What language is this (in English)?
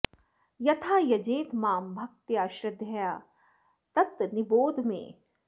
Sanskrit